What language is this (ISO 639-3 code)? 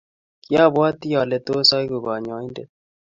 kln